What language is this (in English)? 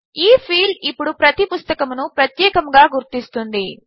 Telugu